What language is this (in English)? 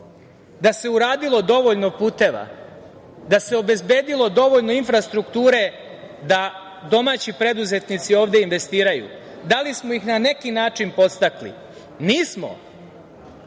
Serbian